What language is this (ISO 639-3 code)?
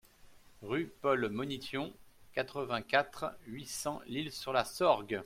fra